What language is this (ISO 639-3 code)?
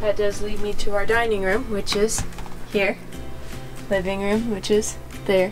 eng